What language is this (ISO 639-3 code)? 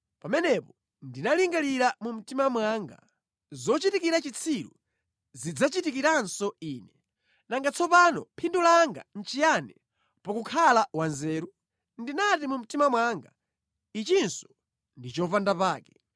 nya